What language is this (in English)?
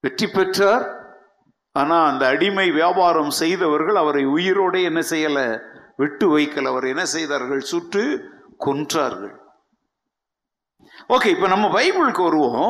Tamil